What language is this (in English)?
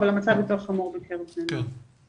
Hebrew